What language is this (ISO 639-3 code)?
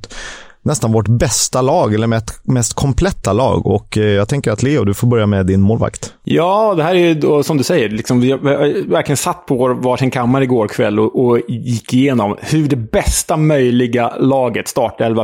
swe